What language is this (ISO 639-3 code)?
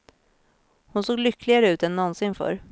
swe